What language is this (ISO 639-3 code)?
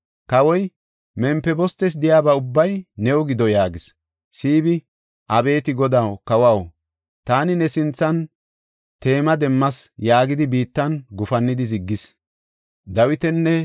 gof